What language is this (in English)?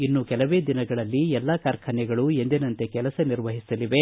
Kannada